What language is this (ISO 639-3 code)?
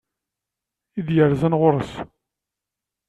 kab